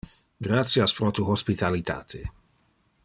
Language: Interlingua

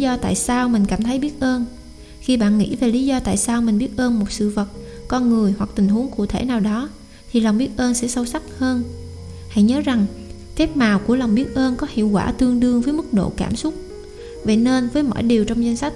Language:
Vietnamese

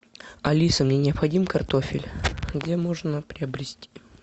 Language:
Russian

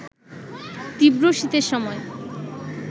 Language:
Bangla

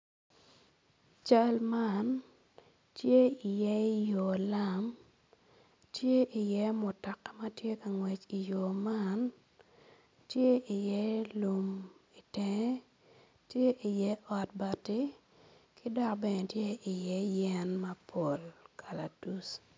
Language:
Acoli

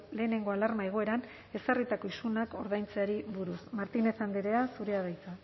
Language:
Basque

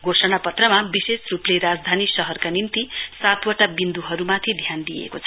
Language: Nepali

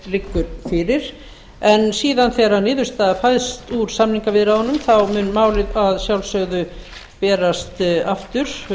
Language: Icelandic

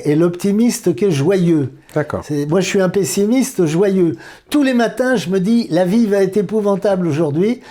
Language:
French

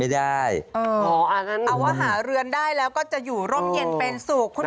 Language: Thai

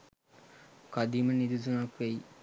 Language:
Sinhala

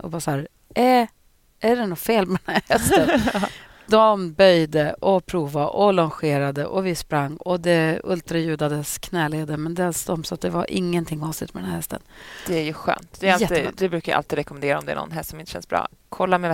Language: Swedish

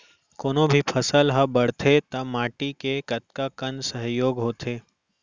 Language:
Chhattisgarhi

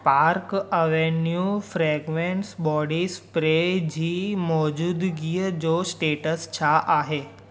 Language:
Sindhi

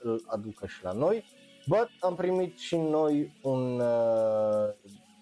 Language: Romanian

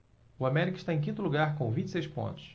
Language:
Portuguese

